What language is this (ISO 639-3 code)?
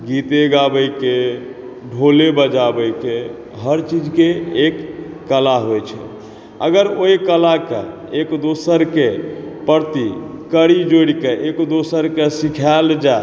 mai